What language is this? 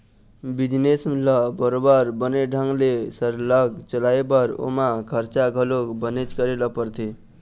Chhattisgarhi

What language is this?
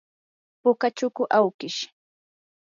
Yanahuanca Pasco Quechua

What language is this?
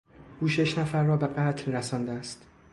Persian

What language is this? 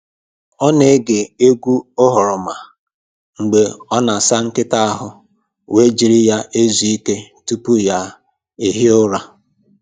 Igbo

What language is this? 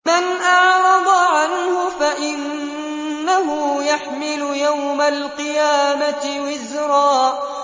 Arabic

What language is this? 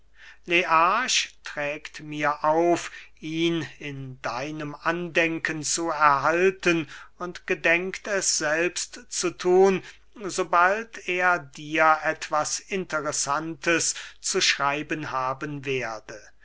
German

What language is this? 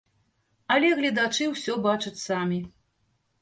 Belarusian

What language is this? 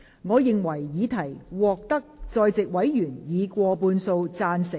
Cantonese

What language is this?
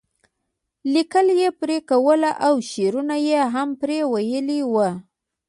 Pashto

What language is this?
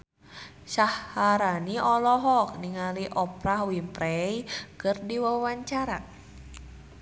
Sundanese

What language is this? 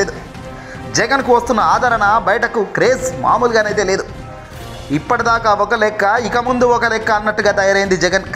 Telugu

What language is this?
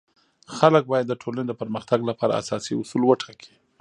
Pashto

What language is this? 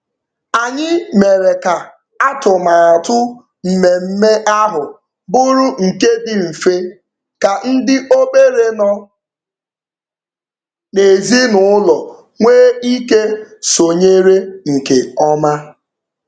Igbo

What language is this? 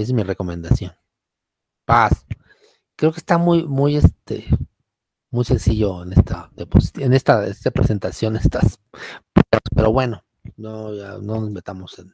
Spanish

